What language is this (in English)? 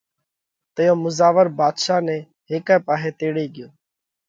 Parkari Koli